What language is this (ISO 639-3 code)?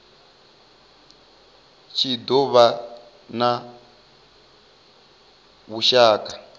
ven